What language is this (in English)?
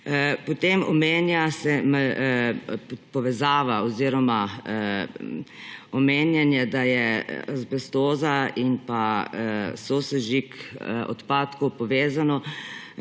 Slovenian